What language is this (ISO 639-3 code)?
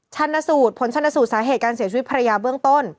tha